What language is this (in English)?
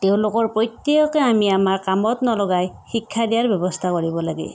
Assamese